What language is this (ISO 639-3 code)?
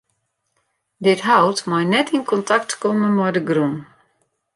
fry